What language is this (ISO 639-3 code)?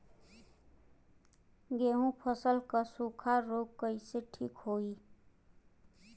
bho